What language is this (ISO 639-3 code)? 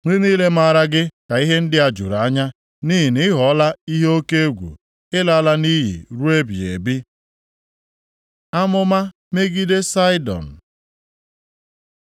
ibo